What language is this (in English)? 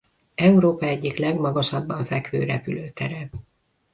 Hungarian